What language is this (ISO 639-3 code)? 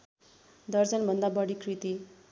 nep